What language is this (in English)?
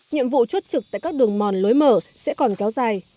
Vietnamese